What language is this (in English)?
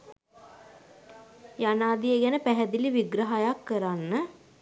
Sinhala